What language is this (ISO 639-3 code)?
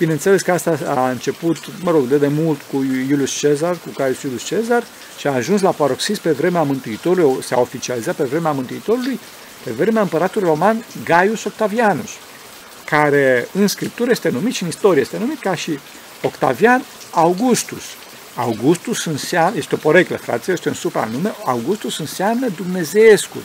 ron